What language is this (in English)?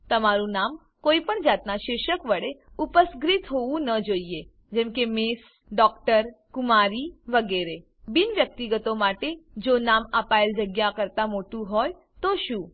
Gujarati